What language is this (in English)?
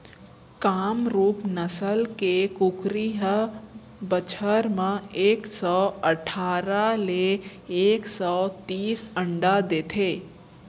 Chhattisgarhi